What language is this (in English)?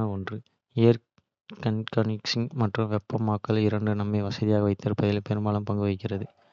Kota (India)